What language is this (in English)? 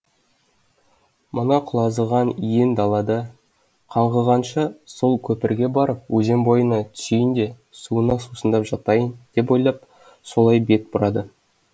Kazakh